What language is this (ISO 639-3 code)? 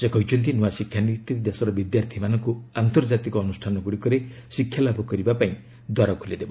ori